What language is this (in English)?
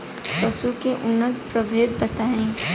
Bhojpuri